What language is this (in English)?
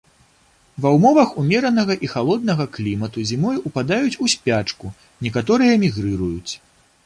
Belarusian